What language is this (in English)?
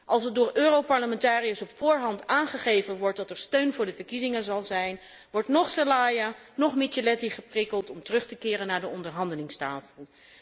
Dutch